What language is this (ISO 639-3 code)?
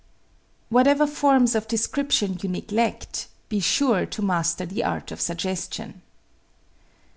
eng